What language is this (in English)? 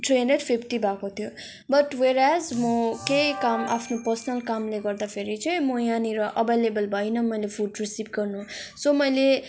Nepali